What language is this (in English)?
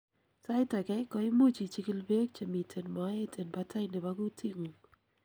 Kalenjin